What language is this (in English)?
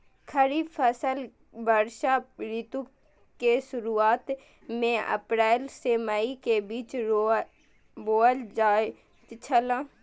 Maithili